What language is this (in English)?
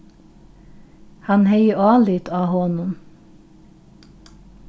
Faroese